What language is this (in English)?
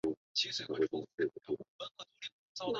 Chinese